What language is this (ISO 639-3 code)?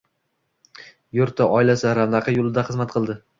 uzb